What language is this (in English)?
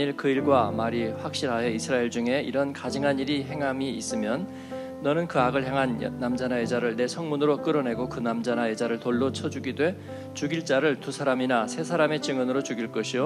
Korean